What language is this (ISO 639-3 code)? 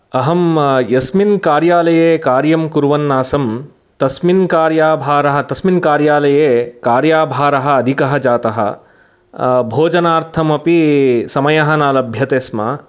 san